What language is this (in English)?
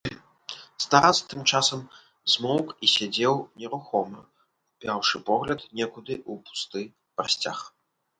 Belarusian